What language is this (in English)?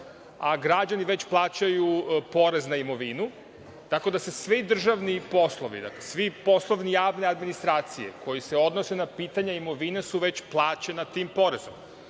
Serbian